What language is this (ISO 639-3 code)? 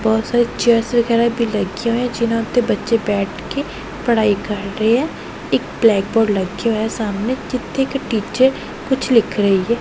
pan